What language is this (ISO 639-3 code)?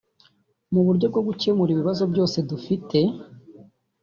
kin